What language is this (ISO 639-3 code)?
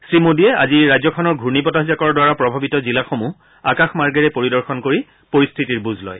asm